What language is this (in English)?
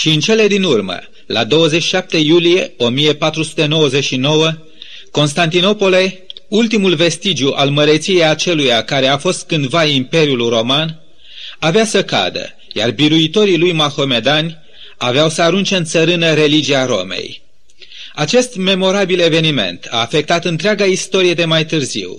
Romanian